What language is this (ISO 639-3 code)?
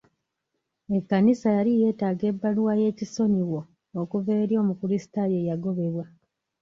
lug